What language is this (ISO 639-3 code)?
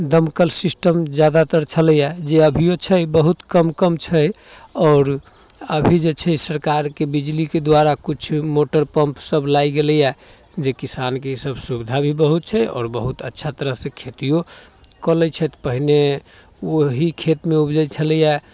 mai